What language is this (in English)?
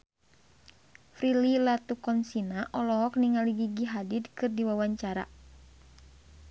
Sundanese